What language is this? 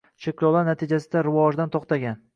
Uzbek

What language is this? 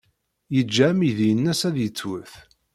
Kabyle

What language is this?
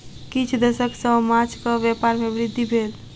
Maithili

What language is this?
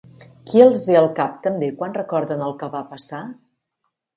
Catalan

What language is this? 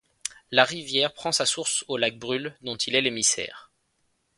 French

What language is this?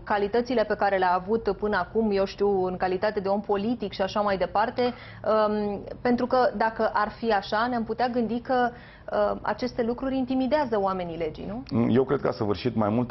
Romanian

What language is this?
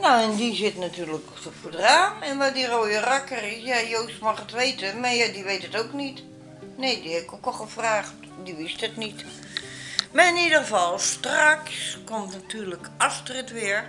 Dutch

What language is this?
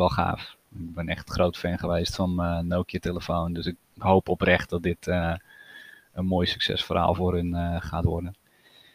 Dutch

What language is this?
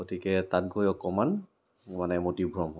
Assamese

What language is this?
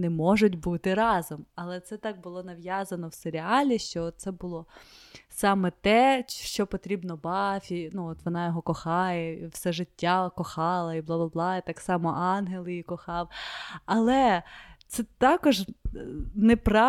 Ukrainian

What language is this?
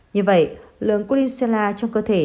Vietnamese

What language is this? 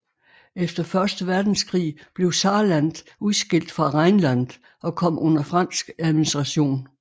Danish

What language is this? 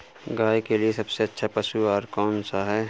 Hindi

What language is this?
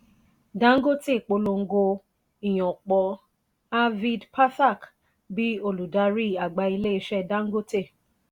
Yoruba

